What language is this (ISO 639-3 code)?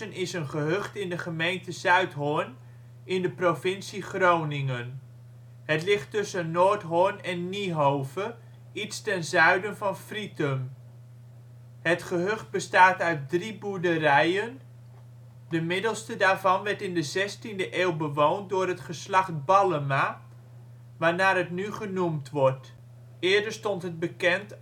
nld